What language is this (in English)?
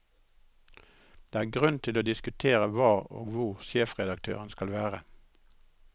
Norwegian